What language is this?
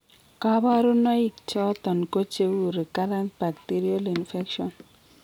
Kalenjin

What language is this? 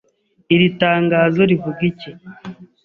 Kinyarwanda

